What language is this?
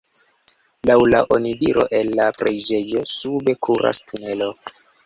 Esperanto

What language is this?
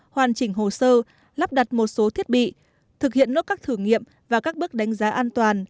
Vietnamese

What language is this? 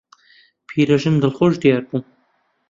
Central Kurdish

